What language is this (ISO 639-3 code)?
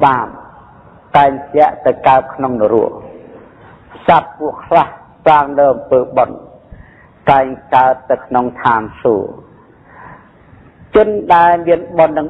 tha